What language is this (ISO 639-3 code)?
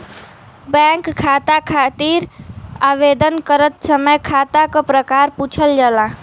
bho